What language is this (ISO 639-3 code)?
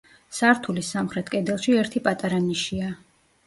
kat